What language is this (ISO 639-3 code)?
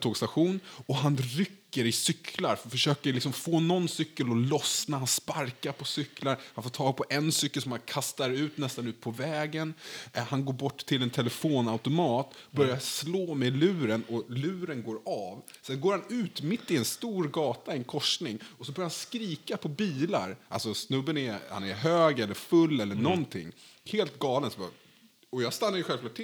swe